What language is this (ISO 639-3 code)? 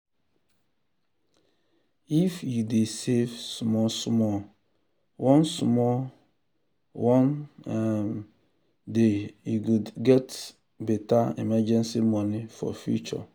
pcm